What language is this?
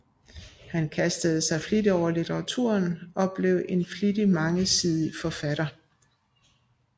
Danish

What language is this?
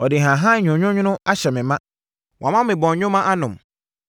Akan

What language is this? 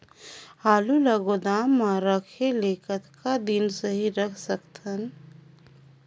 Chhattisgarhi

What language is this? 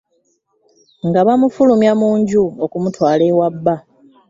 Ganda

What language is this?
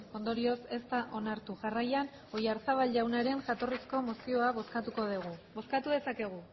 Basque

